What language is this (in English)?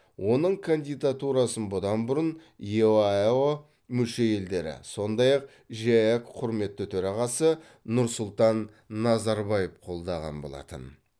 Kazakh